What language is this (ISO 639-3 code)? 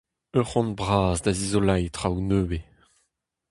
bre